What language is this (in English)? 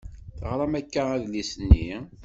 Kabyle